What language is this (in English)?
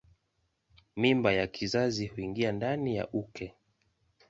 Swahili